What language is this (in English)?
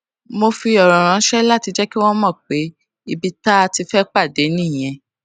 Yoruba